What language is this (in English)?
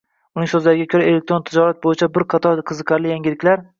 Uzbek